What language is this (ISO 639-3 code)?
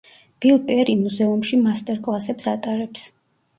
kat